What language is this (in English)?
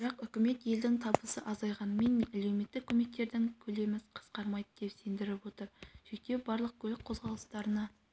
Kazakh